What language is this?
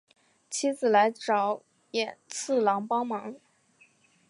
Chinese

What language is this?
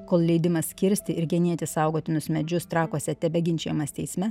Lithuanian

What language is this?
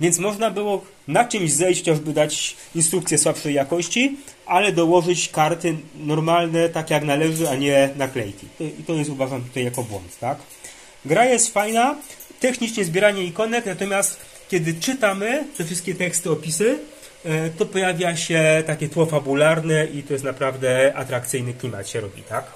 Polish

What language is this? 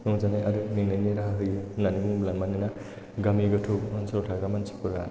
Bodo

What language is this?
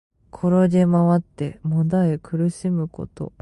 Japanese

